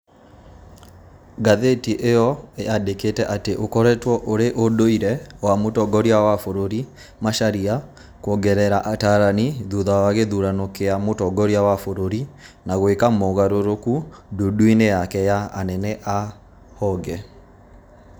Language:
Kikuyu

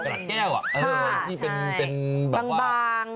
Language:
Thai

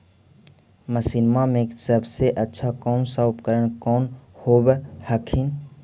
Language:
Magahi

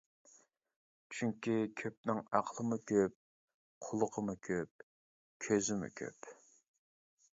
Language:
Uyghur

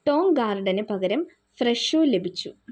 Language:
Malayalam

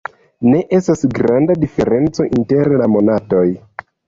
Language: Esperanto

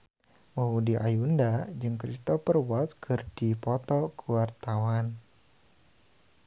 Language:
Sundanese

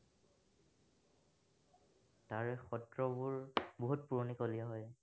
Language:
Assamese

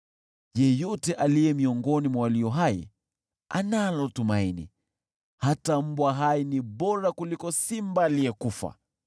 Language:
Swahili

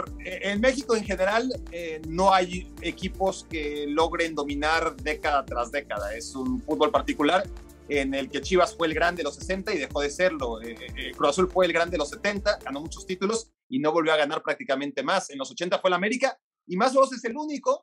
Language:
Spanish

